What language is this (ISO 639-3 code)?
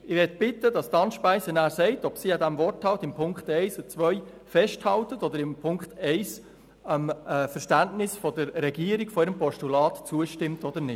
gsw